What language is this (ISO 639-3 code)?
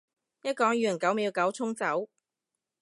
yue